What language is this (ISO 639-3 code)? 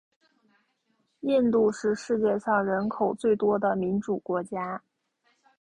zho